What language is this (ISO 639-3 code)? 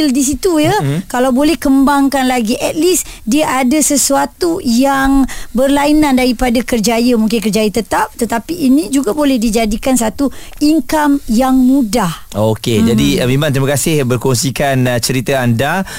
msa